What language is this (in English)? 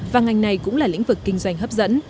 Vietnamese